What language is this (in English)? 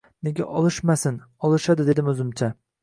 Uzbek